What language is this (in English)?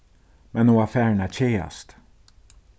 Faroese